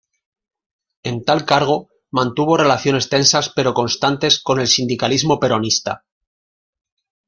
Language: Spanish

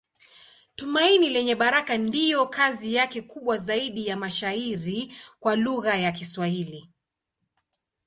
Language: Swahili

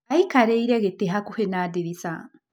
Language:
Kikuyu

